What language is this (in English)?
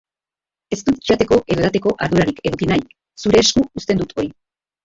Basque